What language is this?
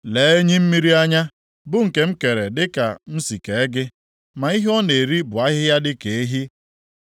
Igbo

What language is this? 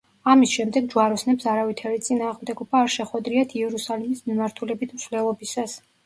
Georgian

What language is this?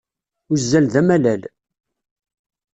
Kabyle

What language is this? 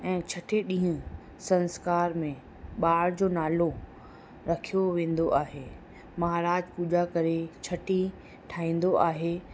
Sindhi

